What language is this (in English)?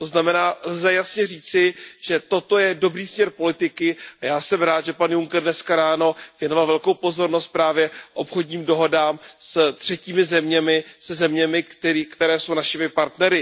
Czech